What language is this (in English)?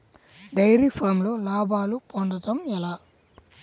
Telugu